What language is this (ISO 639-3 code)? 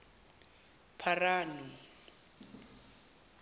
zul